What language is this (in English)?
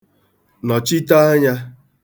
Igbo